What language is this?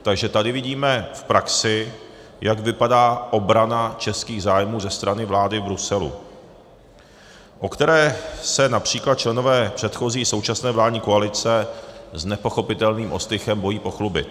Czech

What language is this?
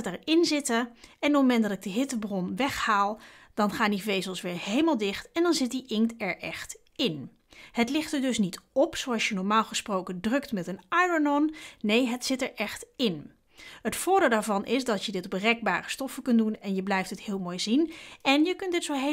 Dutch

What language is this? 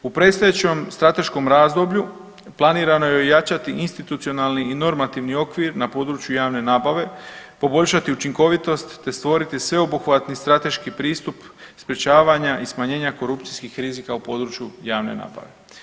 Croatian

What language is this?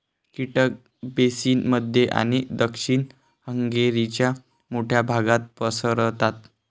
Marathi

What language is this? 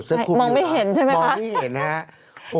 Thai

